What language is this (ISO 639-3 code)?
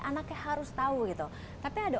ind